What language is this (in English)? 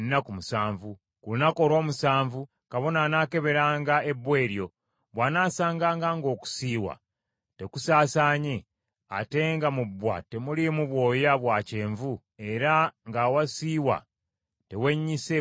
Ganda